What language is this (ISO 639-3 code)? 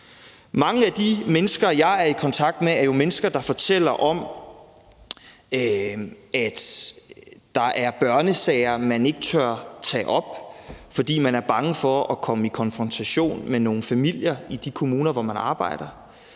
dan